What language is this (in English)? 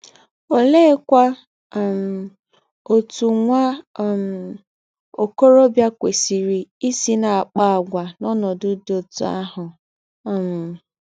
Igbo